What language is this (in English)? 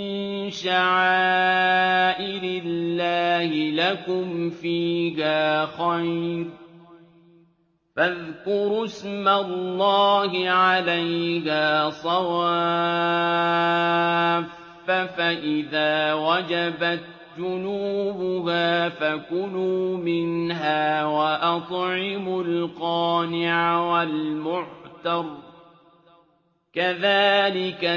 Arabic